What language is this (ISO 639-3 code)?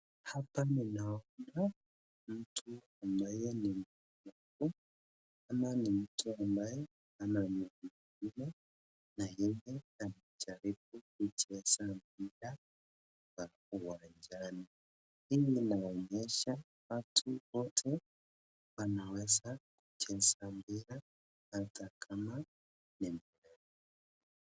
swa